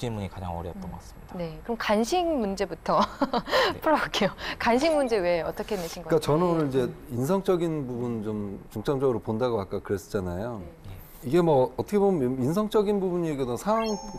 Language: Korean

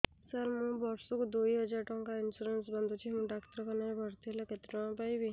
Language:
Odia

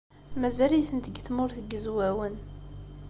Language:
Kabyle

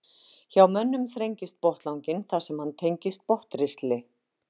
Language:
Icelandic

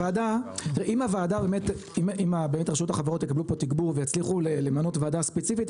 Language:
Hebrew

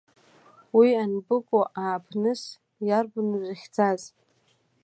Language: Abkhazian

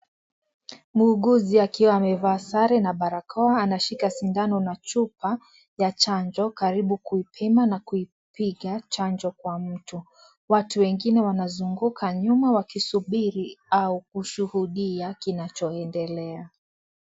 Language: Swahili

